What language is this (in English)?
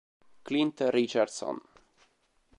Italian